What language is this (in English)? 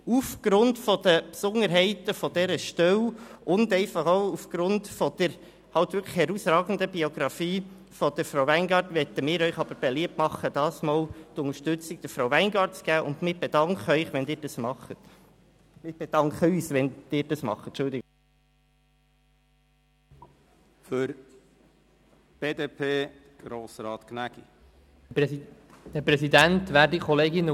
Swiss German